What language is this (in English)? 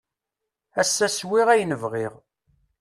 Kabyle